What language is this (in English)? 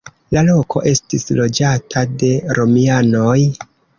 Esperanto